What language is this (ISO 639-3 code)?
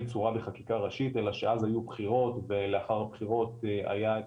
heb